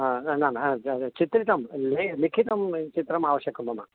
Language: Sanskrit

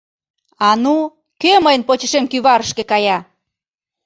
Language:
Mari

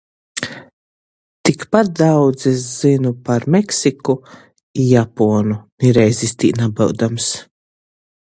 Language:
Latgalian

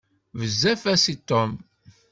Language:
Kabyle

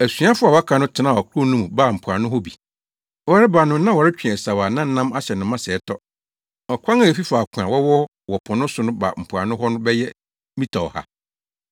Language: Akan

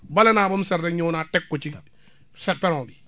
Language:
Wolof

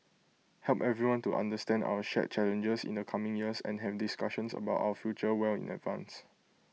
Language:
English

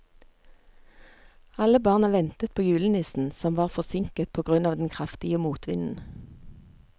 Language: Norwegian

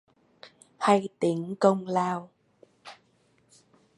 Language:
Vietnamese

